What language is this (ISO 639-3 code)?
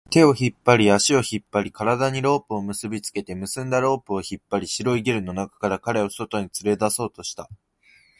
jpn